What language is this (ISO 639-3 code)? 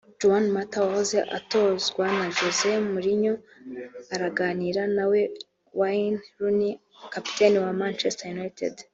kin